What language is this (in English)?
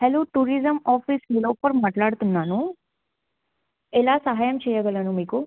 Telugu